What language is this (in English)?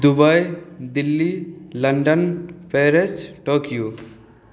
Maithili